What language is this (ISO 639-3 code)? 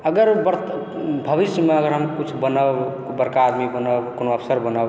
mai